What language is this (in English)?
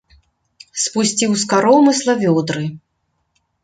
Belarusian